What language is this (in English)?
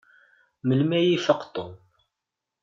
Kabyle